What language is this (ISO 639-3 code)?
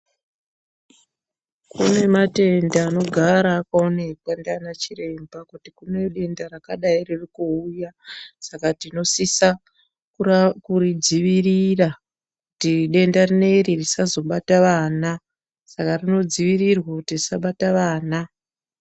ndc